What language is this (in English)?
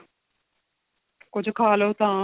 Punjabi